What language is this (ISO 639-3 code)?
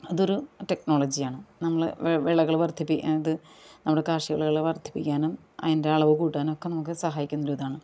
mal